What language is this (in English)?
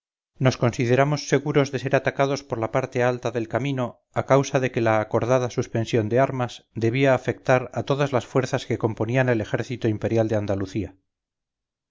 Spanish